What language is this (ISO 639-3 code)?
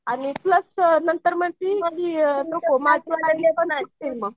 mar